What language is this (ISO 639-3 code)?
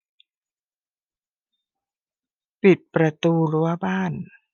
tha